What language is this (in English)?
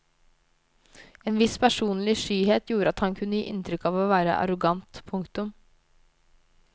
Norwegian